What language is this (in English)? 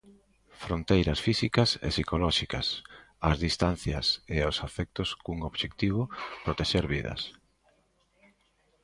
Galician